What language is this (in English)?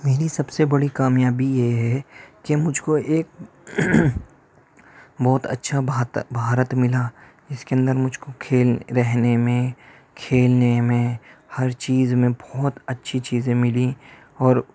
Urdu